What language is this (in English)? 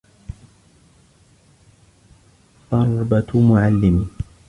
Arabic